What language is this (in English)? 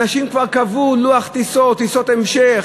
Hebrew